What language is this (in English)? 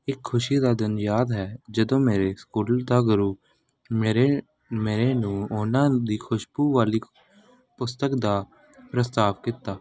Punjabi